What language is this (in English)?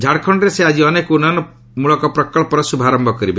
Odia